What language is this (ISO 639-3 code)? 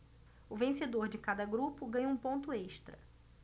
por